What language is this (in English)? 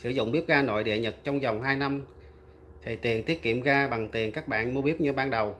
Vietnamese